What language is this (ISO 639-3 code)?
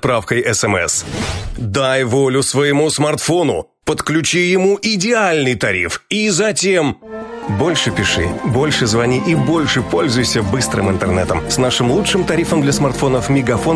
rus